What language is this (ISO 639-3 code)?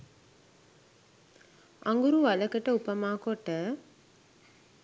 sin